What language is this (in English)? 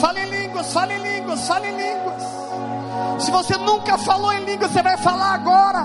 Portuguese